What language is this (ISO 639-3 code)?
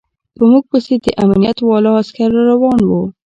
pus